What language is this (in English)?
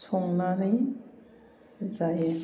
Bodo